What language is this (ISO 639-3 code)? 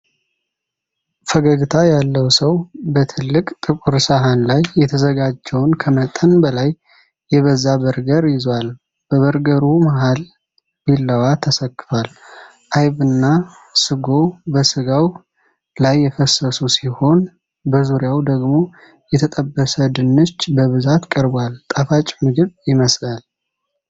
amh